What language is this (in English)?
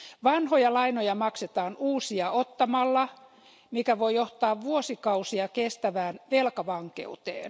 Finnish